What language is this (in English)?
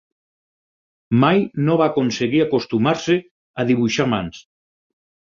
Catalan